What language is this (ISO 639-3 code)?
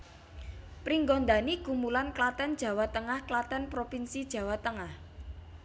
jav